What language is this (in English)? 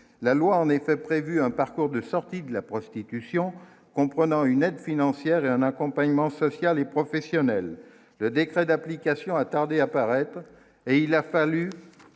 French